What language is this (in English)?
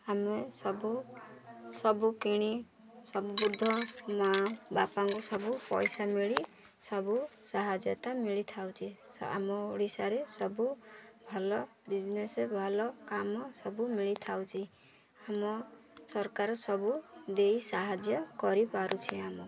Odia